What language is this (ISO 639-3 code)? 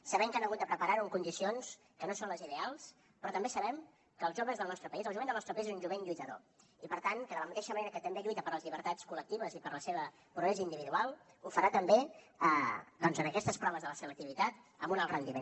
cat